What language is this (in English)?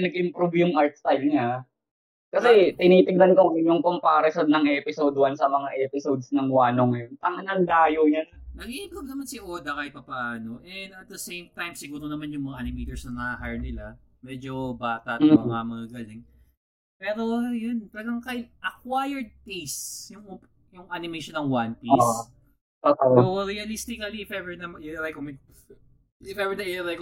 Filipino